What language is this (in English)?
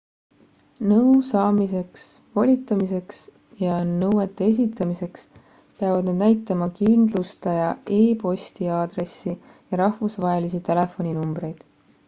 Estonian